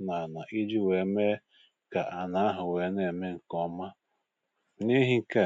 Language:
Igbo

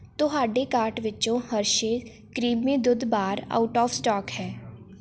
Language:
Punjabi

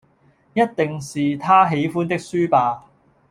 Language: Cantonese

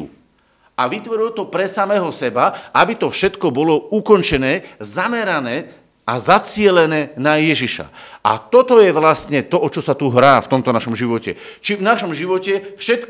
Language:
Slovak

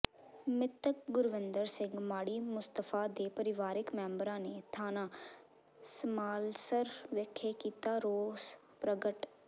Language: Punjabi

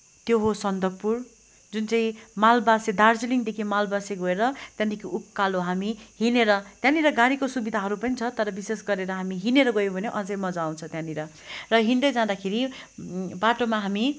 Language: Nepali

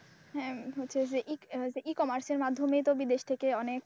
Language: Bangla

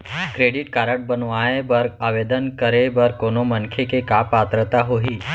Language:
Chhattisgarhi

